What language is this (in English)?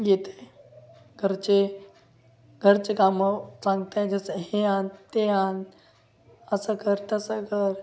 Marathi